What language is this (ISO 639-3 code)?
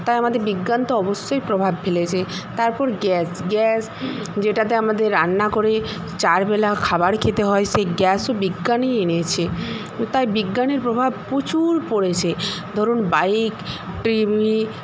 ben